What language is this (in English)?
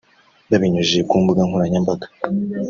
Kinyarwanda